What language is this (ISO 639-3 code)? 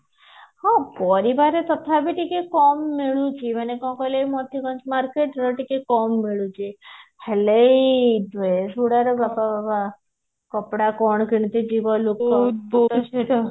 ori